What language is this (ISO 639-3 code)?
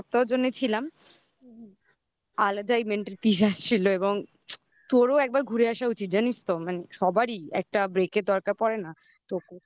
ben